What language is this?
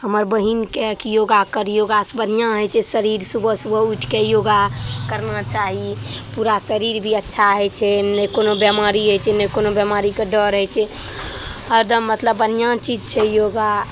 Maithili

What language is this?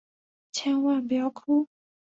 Chinese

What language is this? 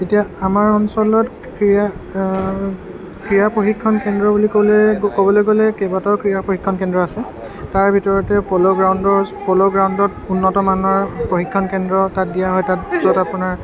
Assamese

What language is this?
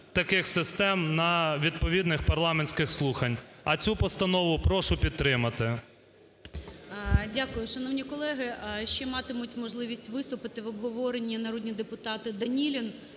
Ukrainian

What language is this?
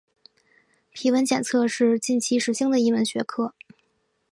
Chinese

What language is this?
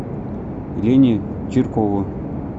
Russian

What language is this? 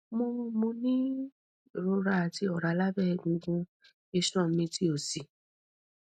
Yoruba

